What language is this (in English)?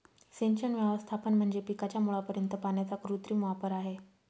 Marathi